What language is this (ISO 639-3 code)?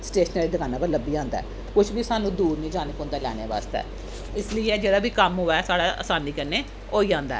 doi